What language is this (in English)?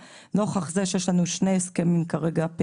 Hebrew